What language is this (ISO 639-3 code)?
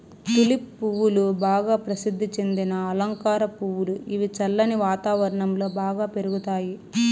tel